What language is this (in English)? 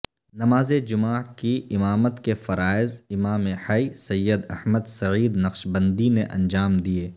Urdu